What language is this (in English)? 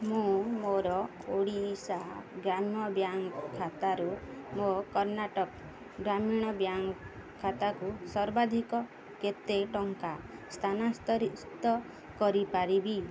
Odia